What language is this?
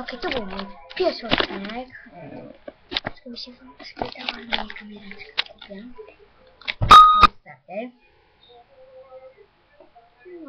Polish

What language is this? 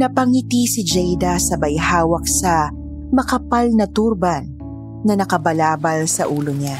Filipino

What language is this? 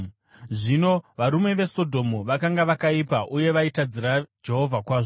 Shona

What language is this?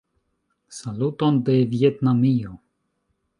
Esperanto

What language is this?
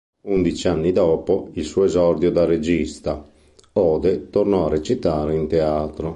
Italian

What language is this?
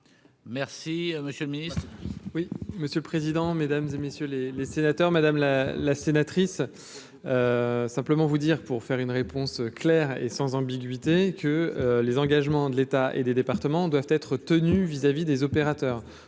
French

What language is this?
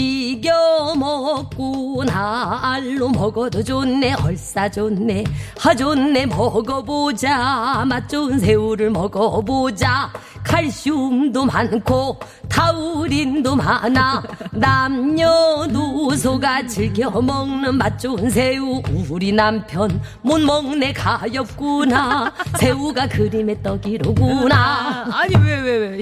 Korean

